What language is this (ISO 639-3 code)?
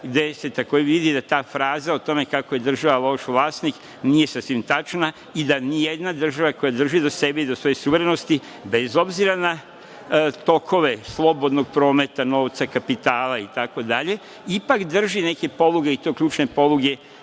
srp